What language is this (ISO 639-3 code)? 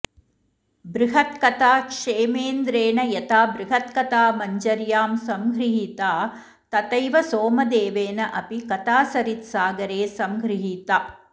san